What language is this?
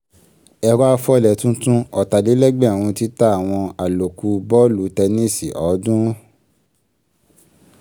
Yoruba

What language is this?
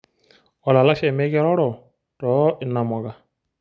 Masai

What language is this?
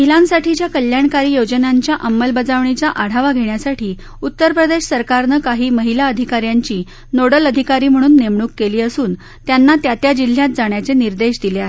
Marathi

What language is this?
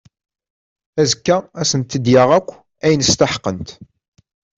Kabyle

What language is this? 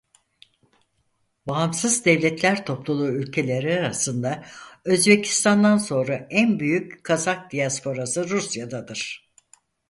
Turkish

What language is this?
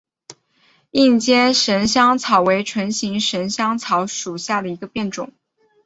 Chinese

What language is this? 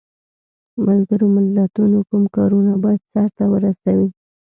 Pashto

